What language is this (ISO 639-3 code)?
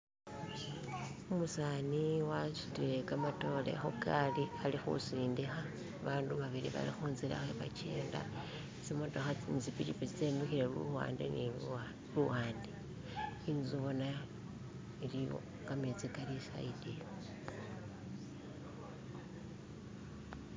myx